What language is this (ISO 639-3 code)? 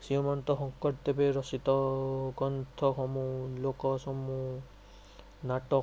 asm